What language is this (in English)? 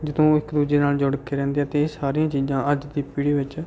Punjabi